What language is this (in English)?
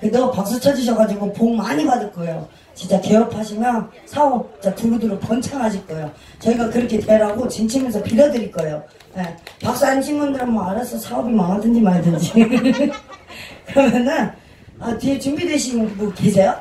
Korean